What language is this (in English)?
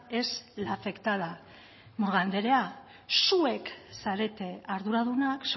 Basque